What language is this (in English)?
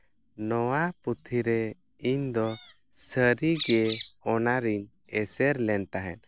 Santali